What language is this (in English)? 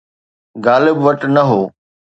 Sindhi